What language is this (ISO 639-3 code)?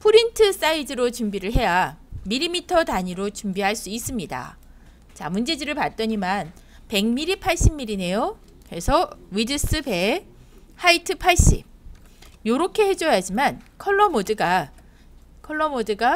kor